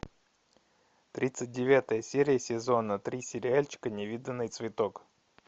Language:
Russian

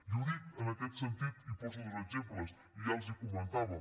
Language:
Catalan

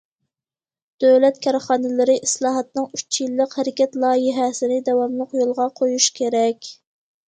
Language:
Uyghur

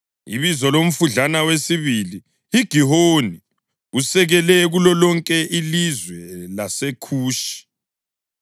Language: North Ndebele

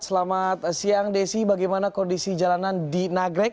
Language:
Indonesian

